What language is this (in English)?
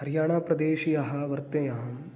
Sanskrit